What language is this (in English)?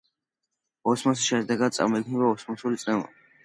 Georgian